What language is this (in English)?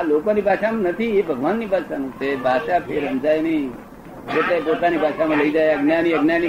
Gujarati